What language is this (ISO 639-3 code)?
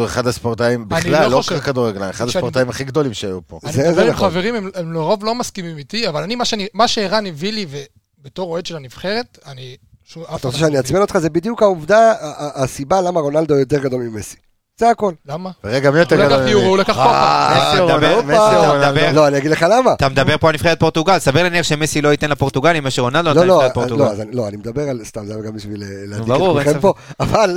heb